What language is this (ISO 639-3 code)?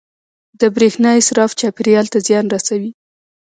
pus